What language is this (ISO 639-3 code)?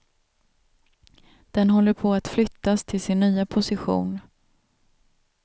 swe